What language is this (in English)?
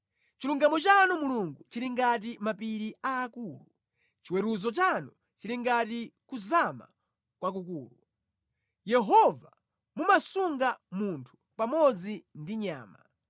Nyanja